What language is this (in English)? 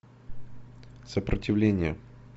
Russian